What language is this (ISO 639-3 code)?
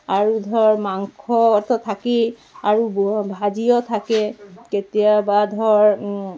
asm